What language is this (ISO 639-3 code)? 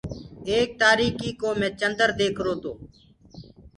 ggg